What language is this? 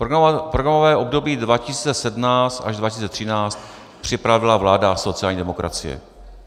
Czech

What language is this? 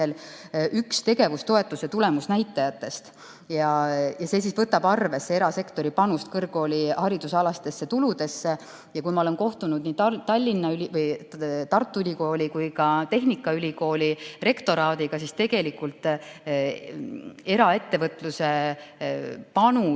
Estonian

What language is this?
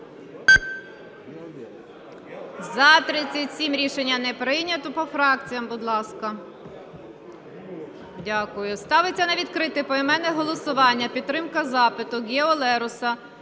Ukrainian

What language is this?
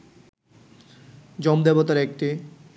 Bangla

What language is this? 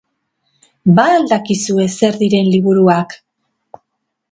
Basque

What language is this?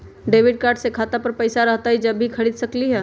Magahi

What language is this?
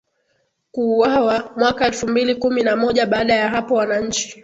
Swahili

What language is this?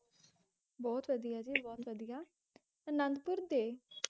Punjabi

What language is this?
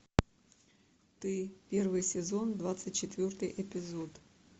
Russian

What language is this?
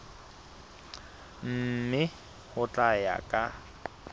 Southern Sotho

